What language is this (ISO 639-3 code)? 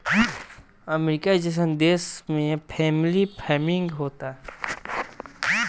bho